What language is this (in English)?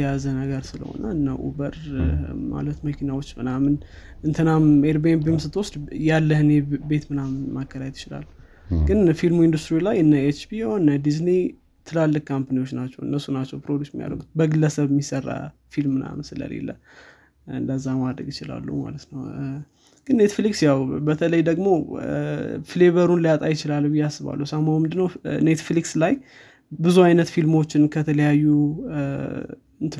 Amharic